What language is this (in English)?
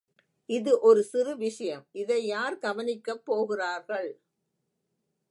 Tamil